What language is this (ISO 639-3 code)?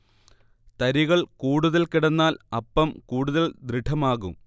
mal